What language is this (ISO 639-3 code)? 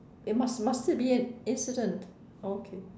eng